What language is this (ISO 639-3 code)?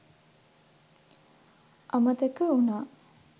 sin